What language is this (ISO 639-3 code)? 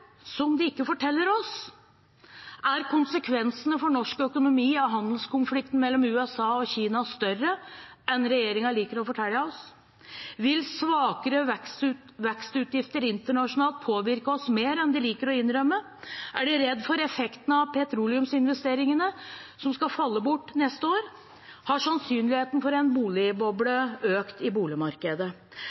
nob